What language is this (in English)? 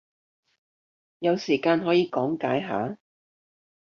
Cantonese